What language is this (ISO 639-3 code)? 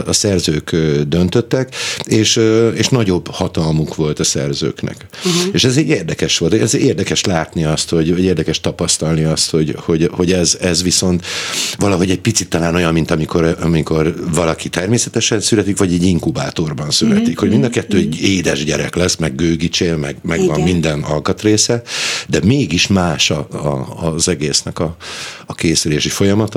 hun